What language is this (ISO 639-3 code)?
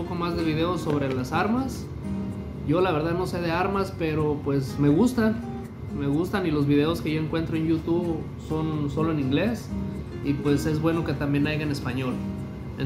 spa